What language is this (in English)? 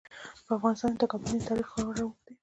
Pashto